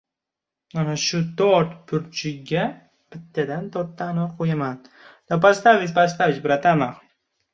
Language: Uzbek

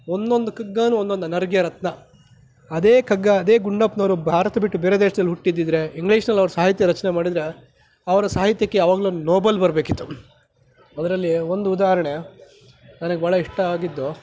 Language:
Kannada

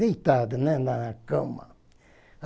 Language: Portuguese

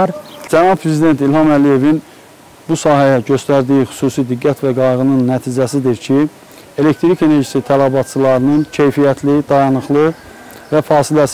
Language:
Turkish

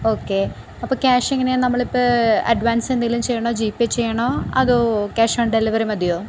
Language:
Malayalam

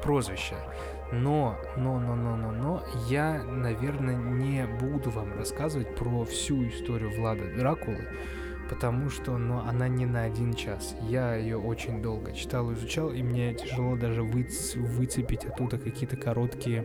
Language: Russian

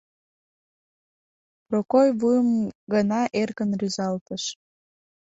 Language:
Mari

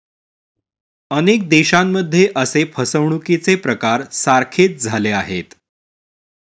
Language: Marathi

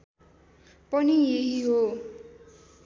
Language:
Nepali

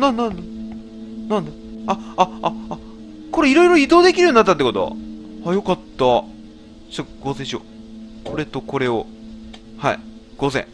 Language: Japanese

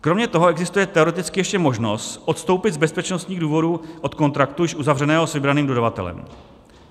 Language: Czech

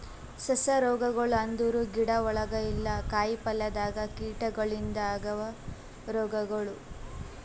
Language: Kannada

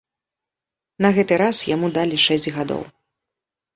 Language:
Belarusian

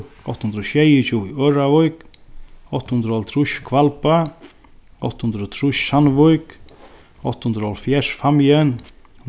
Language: Faroese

